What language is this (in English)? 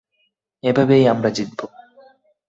Bangla